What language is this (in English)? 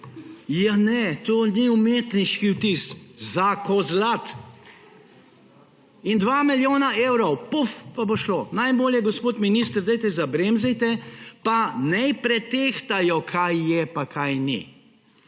Slovenian